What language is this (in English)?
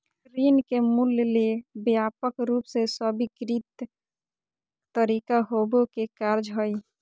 Magahi